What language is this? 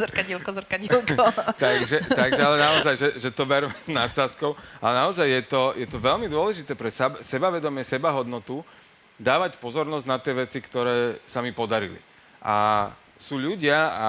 Slovak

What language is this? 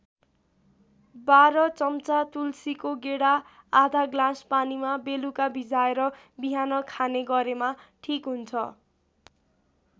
Nepali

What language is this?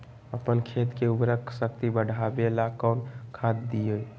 Magahi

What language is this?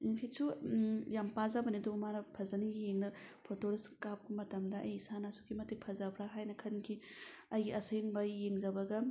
Manipuri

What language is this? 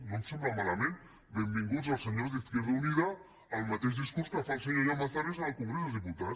Catalan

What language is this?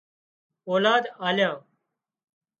Wadiyara Koli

